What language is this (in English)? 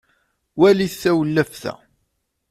Kabyle